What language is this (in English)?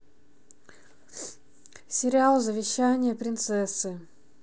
Russian